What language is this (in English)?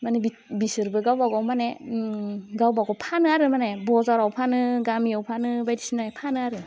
Bodo